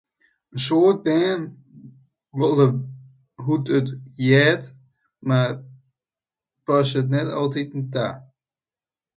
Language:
Western Frisian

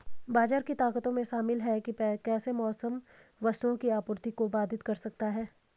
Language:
Hindi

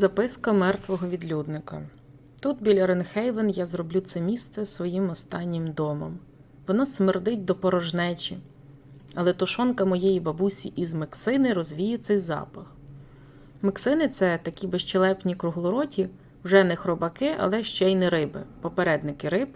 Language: Ukrainian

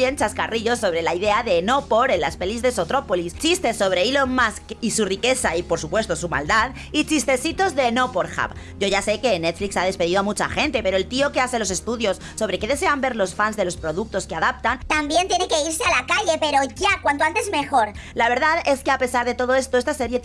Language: Spanish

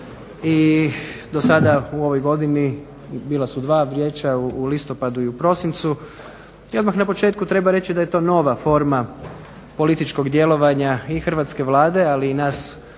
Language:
Croatian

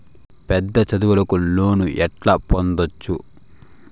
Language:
Telugu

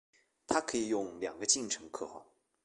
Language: Chinese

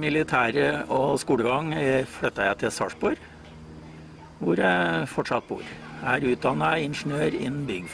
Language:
Norwegian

